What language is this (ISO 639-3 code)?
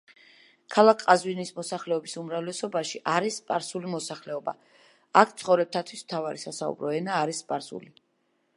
kat